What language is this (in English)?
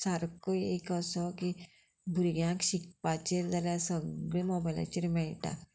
Konkani